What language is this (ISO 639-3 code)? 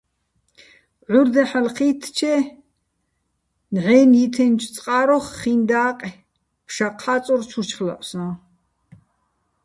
bbl